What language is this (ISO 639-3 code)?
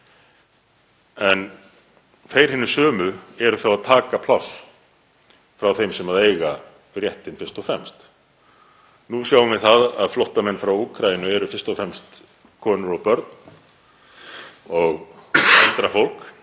isl